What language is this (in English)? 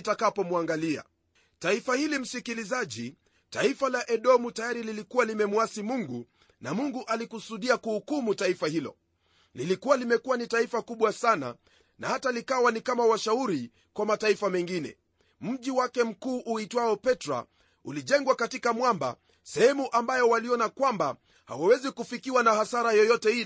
Swahili